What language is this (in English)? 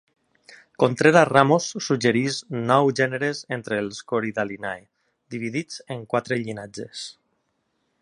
Catalan